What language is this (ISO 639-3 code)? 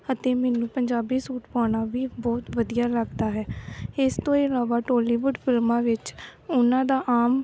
pan